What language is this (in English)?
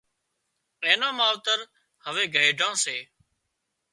Wadiyara Koli